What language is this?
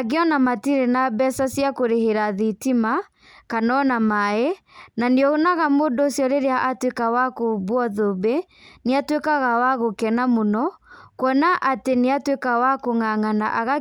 Kikuyu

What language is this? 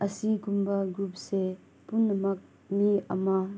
Manipuri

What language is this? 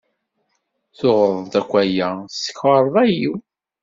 Kabyle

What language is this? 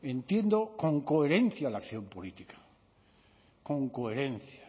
Spanish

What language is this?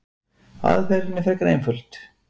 Icelandic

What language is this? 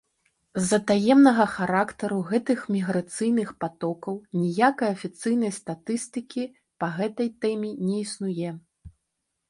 Belarusian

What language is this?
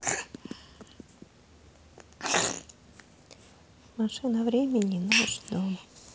Russian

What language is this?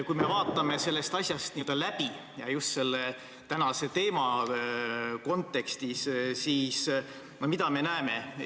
Estonian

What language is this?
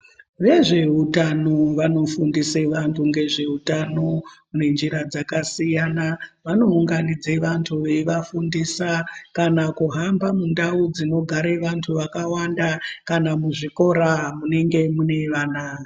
Ndau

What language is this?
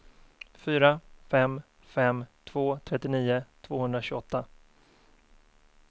Swedish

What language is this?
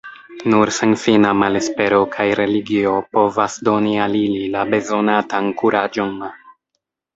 Esperanto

